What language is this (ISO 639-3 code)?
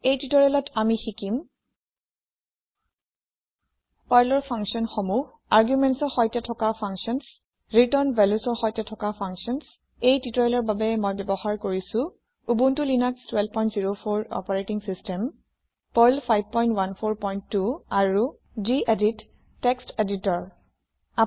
asm